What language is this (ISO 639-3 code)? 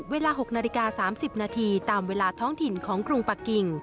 tha